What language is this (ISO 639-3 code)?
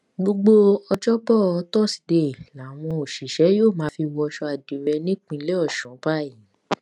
yor